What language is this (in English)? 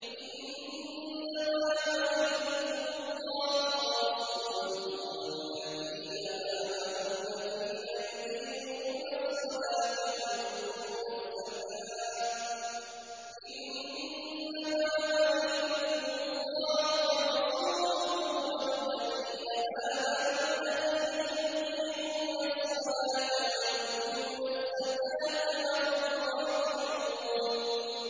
Arabic